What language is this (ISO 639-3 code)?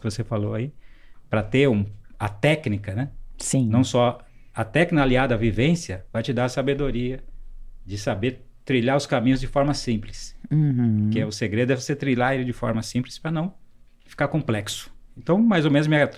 por